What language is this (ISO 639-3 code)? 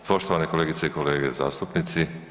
hrv